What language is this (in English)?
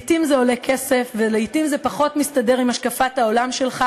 Hebrew